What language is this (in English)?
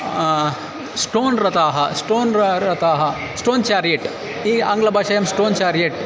Sanskrit